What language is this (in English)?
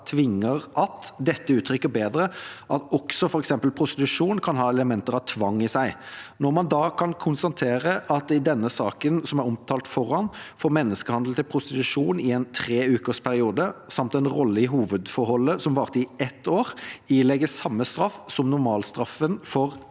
Norwegian